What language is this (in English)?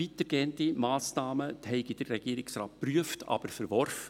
Swiss German